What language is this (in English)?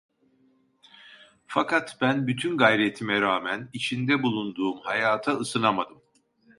Turkish